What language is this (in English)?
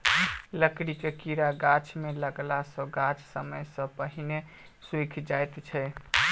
Maithili